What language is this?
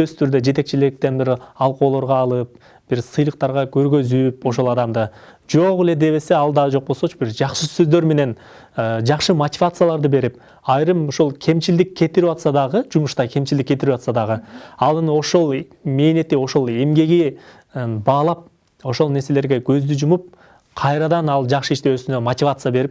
Turkish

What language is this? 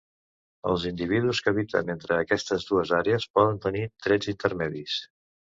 Catalan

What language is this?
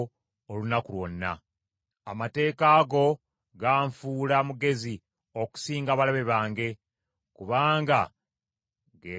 Ganda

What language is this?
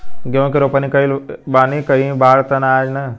Bhojpuri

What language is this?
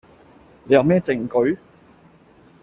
Cantonese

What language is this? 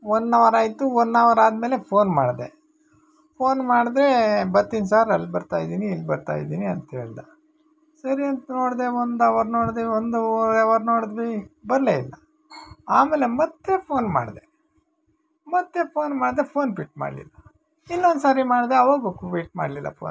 Kannada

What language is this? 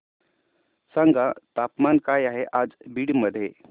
Marathi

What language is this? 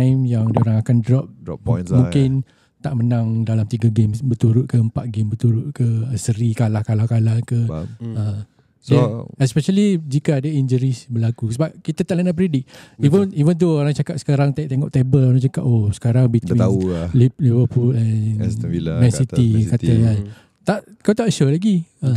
Malay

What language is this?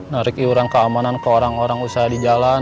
Indonesian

